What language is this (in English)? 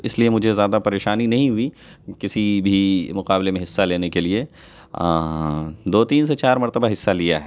Urdu